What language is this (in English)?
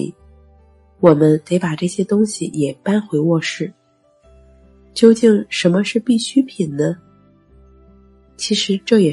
Chinese